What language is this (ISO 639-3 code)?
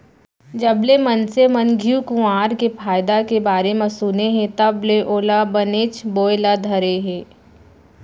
hne